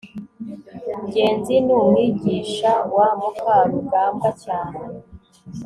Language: Kinyarwanda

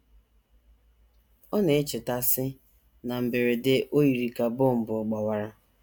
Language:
Igbo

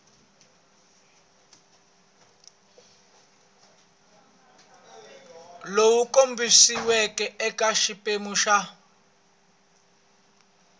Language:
Tsonga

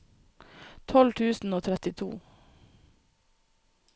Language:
Norwegian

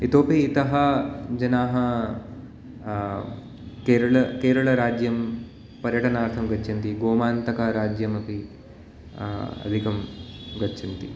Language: Sanskrit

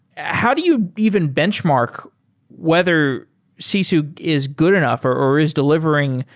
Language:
English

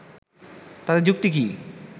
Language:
Bangla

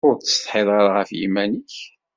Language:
Kabyle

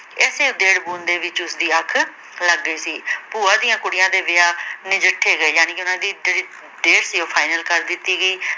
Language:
Punjabi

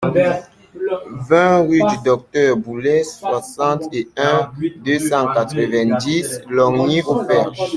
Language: French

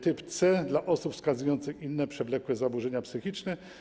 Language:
Polish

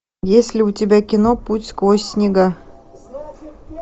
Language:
Russian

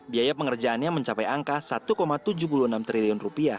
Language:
Indonesian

